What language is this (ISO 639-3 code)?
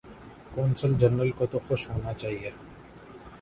urd